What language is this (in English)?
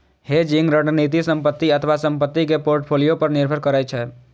Maithili